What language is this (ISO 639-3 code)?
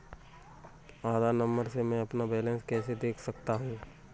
hin